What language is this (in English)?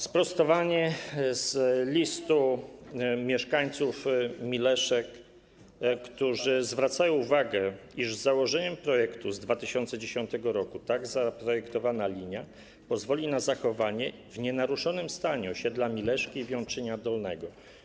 Polish